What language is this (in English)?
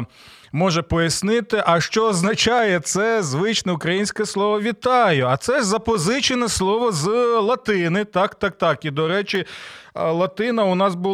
Ukrainian